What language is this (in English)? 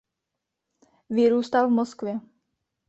Czech